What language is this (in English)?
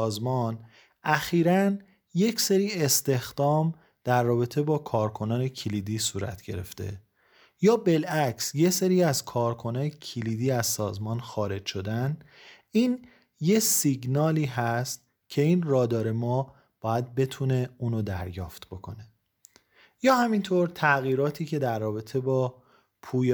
Persian